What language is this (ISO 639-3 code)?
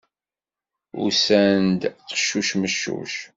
kab